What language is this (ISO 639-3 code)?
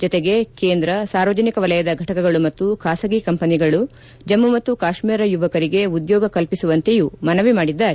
kan